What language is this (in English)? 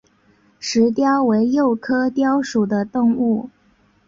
Chinese